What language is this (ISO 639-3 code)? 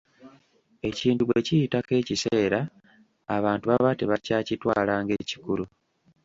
lug